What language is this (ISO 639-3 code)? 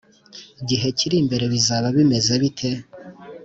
kin